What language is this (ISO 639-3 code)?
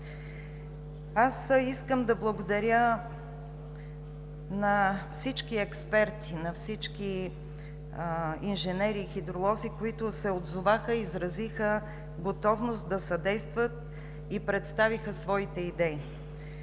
bul